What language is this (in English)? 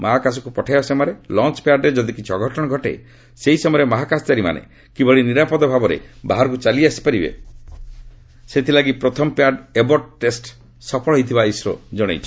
Odia